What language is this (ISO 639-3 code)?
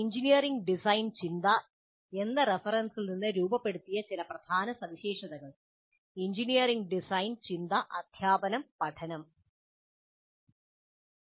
mal